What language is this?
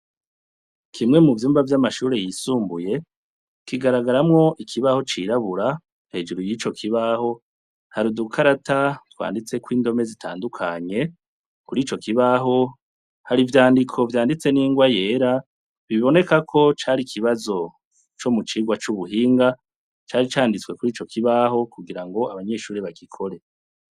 Rundi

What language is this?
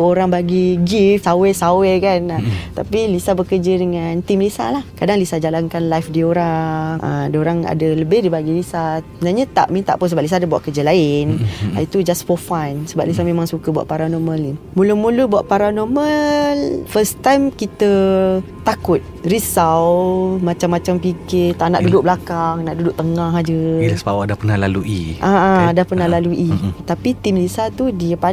Malay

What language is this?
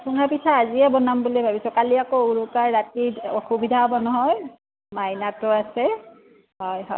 Assamese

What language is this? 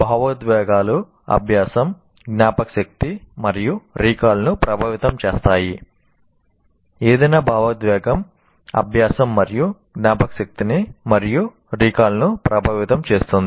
Telugu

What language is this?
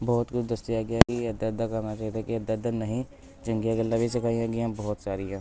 Punjabi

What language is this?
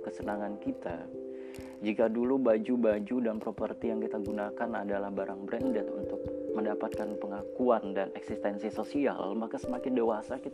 Indonesian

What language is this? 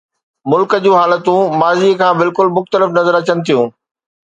Sindhi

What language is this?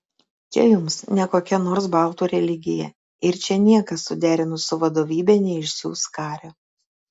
Lithuanian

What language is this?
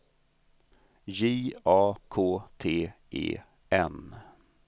Swedish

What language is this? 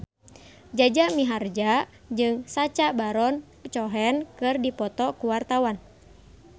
Sundanese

